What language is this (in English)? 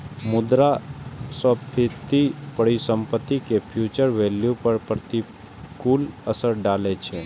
Maithili